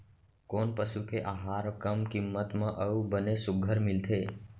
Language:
Chhattisgarhi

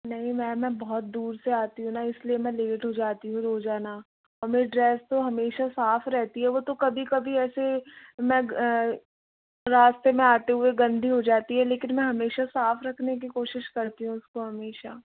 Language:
Hindi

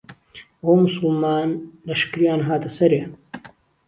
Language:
Central Kurdish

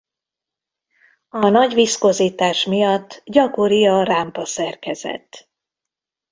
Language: Hungarian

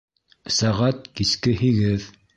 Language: Bashkir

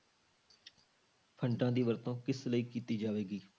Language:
Punjabi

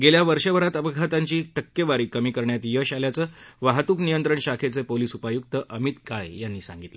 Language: Marathi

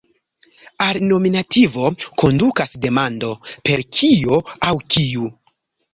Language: Esperanto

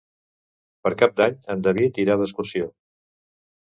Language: Catalan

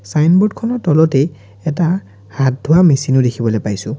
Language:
Assamese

